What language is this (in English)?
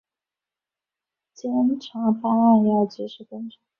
Chinese